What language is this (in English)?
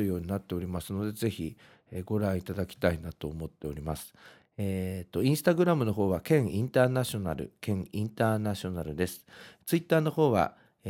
Japanese